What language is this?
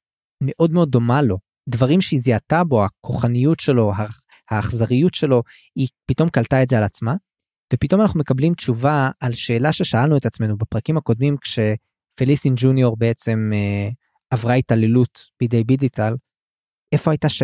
Hebrew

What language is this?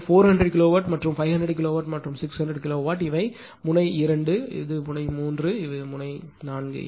Tamil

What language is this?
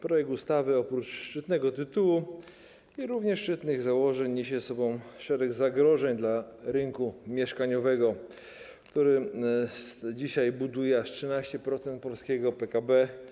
Polish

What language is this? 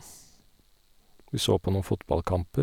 Norwegian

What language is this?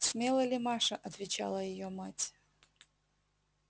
Russian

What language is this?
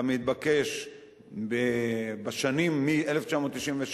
Hebrew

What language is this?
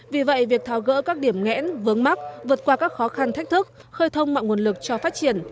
Vietnamese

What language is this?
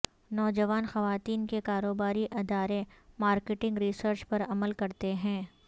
Urdu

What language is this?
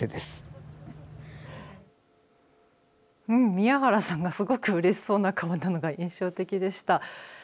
Japanese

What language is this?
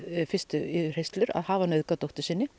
Icelandic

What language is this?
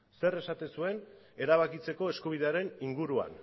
Basque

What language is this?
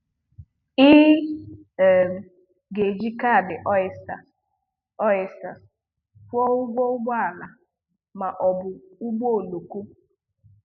Igbo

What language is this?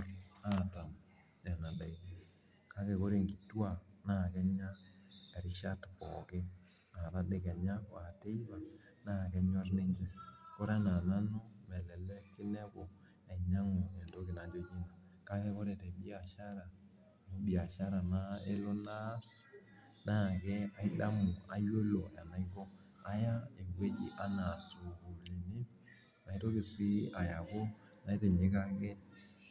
Masai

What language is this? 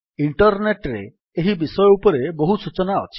Odia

